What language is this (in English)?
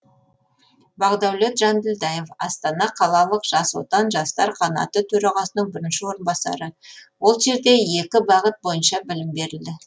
Kazakh